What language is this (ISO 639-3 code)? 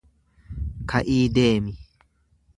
orm